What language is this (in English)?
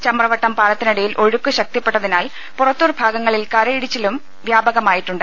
Malayalam